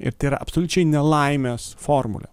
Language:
Lithuanian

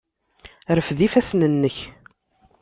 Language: Kabyle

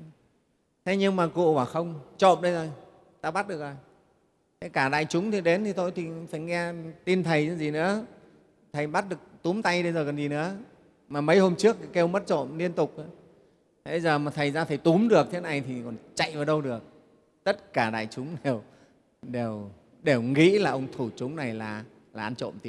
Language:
Vietnamese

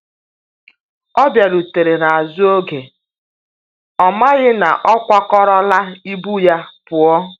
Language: Igbo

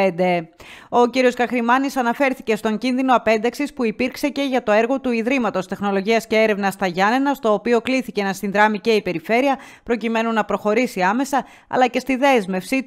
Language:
Greek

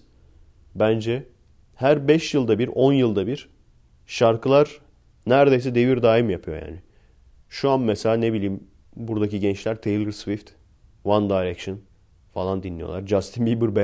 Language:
Turkish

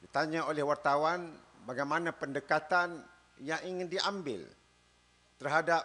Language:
Malay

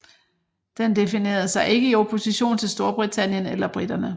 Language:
Danish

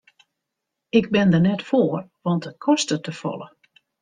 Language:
Western Frisian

